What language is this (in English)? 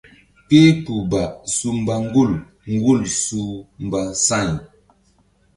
Mbum